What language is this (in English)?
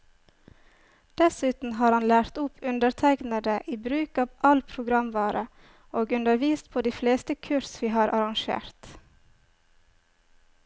Norwegian